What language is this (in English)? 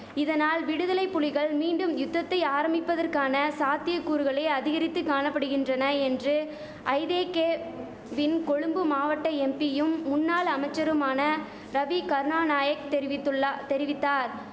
Tamil